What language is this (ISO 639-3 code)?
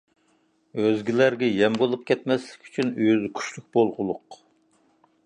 uig